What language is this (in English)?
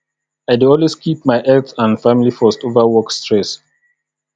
Nigerian Pidgin